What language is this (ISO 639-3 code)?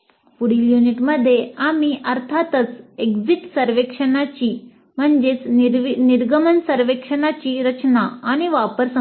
mar